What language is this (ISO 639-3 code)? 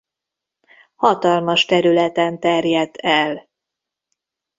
hun